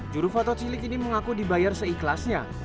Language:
Indonesian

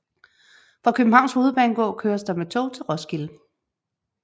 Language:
Danish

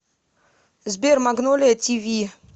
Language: Russian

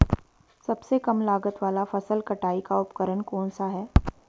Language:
Hindi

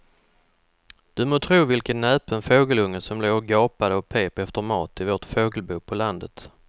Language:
Swedish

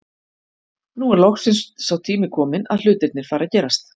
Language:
Icelandic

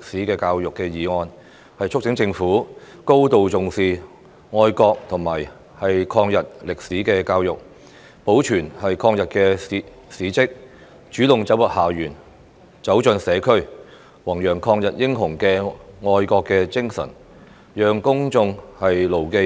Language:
Cantonese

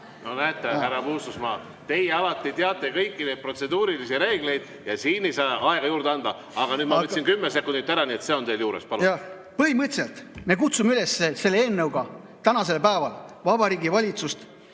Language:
Estonian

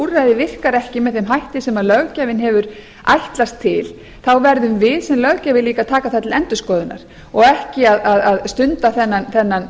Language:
Icelandic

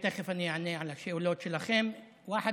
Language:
Hebrew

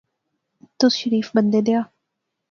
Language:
Pahari-Potwari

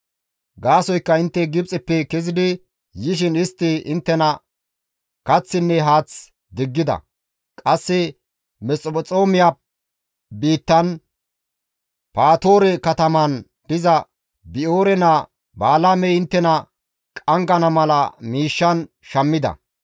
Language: Gamo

